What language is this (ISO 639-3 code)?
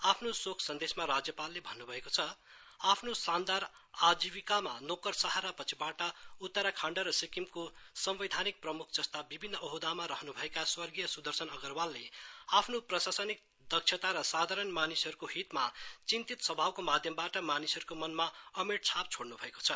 nep